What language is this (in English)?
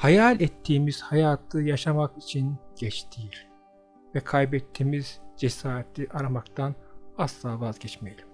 Turkish